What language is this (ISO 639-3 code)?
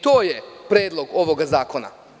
srp